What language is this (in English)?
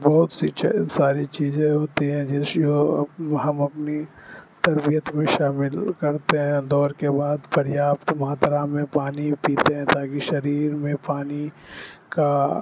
Urdu